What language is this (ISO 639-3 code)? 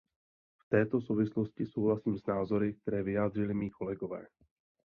ces